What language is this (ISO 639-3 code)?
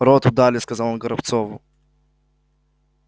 rus